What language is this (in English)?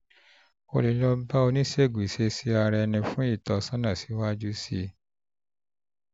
Yoruba